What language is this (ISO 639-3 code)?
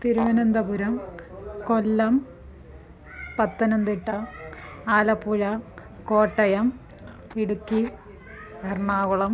san